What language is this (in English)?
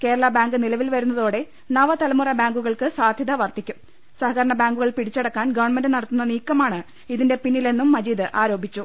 Malayalam